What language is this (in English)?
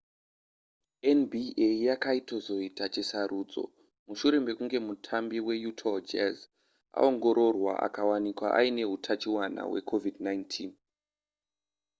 Shona